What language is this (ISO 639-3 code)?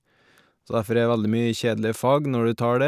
nor